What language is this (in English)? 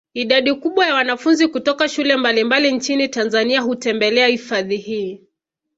Swahili